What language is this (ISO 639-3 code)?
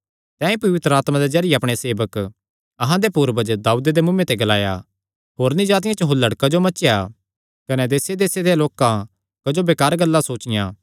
xnr